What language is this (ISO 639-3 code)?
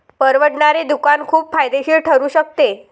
mar